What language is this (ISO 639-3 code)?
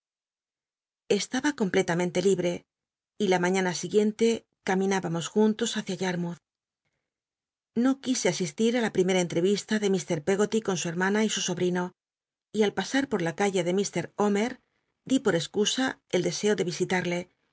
spa